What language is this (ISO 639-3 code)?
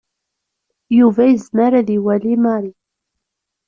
kab